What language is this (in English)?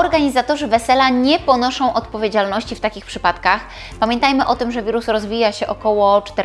Polish